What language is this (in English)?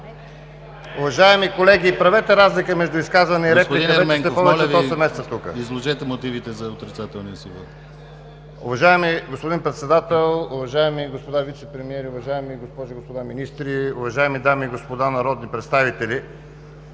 Bulgarian